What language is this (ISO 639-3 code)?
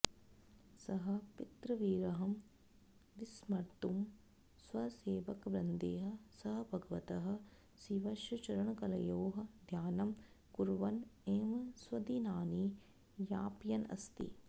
san